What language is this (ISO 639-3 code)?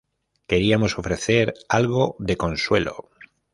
spa